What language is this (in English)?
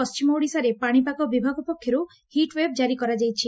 Odia